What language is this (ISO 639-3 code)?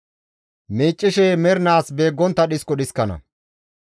gmv